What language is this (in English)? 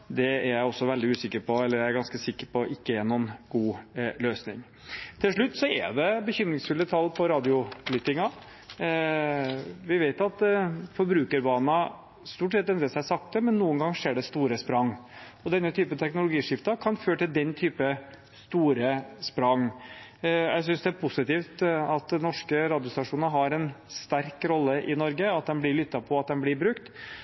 Norwegian Bokmål